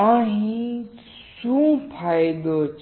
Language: Gujarati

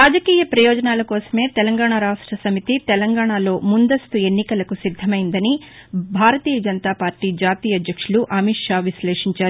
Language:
Telugu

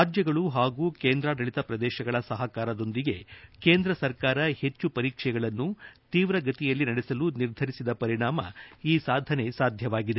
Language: Kannada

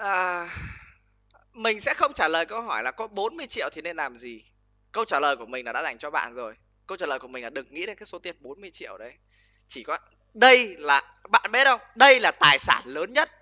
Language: Vietnamese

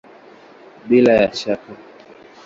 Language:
Swahili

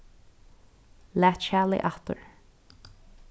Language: Faroese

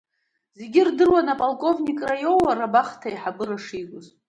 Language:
Abkhazian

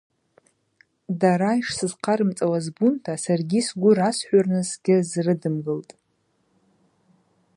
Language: Abaza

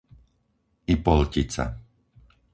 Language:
Slovak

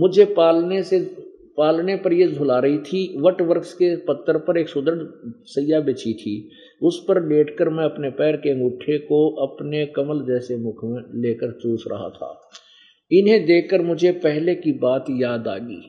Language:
Hindi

